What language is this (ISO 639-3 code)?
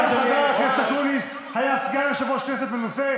heb